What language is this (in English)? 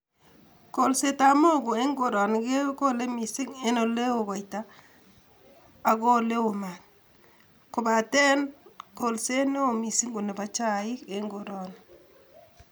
Kalenjin